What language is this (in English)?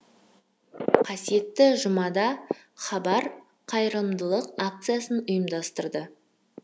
Kazakh